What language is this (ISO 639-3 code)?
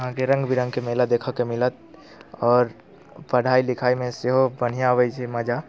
mai